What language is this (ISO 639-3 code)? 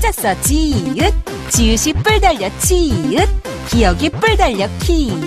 kor